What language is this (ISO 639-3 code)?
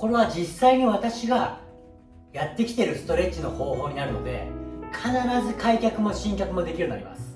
jpn